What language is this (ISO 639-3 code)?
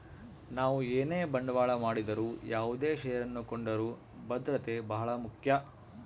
kan